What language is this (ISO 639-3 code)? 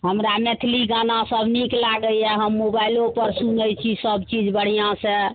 mai